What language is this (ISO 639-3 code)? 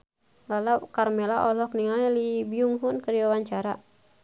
sun